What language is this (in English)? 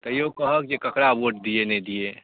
Maithili